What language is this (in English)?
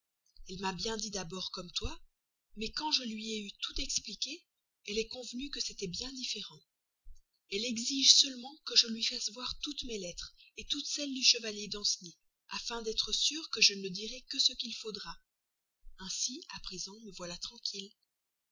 French